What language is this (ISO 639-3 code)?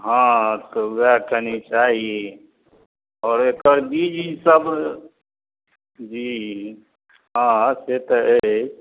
mai